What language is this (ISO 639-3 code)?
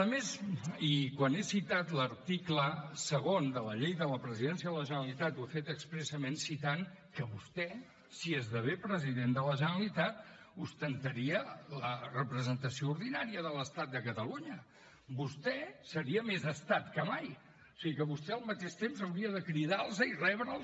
cat